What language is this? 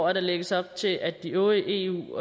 Danish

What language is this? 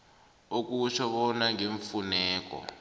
South Ndebele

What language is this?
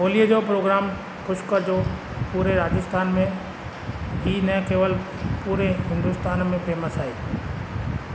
Sindhi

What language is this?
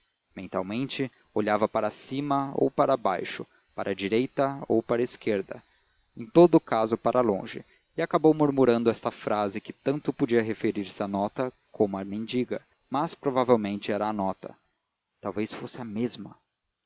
Portuguese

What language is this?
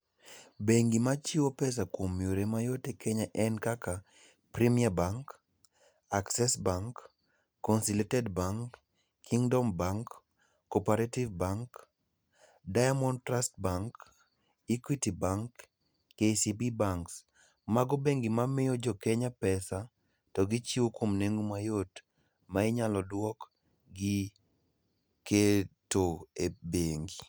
Luo (Kenya and Tanzania)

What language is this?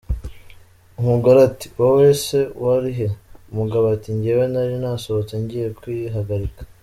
Kinyarwanda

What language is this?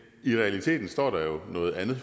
Danish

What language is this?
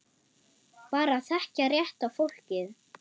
Icelandic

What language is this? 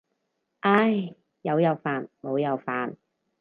Cantonese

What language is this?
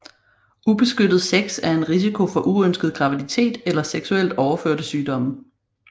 Danish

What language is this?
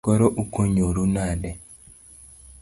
Luo (Kenya and Tanzania)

